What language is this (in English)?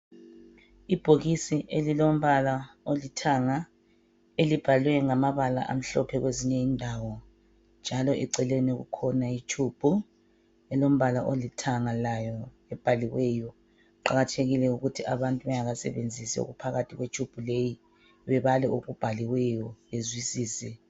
North Ndebele